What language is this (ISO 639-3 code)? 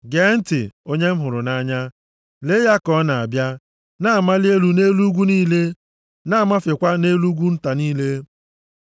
ibo